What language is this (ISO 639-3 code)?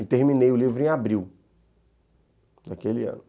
por